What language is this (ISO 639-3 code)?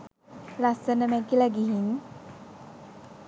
sin